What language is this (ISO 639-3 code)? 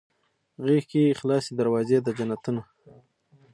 pus